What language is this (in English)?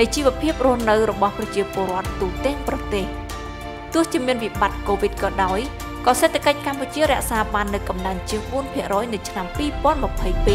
Thai